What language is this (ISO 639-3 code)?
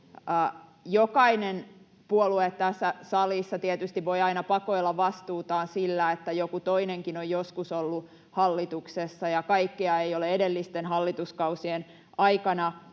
fin